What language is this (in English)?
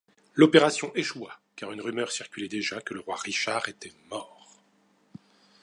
French